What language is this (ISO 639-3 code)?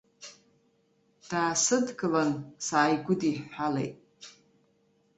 abk